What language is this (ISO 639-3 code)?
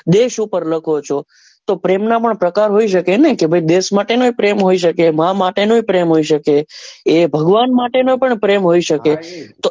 guj